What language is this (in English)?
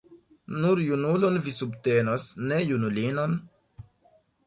Esperanto